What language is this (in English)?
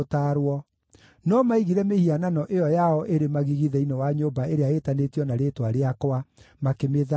Kikuyu